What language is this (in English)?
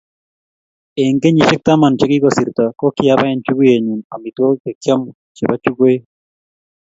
Kalenjin